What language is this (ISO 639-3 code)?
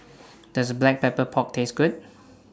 eng